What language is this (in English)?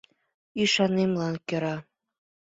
Mari